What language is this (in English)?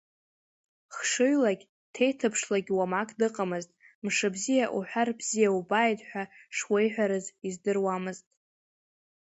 Abkhazian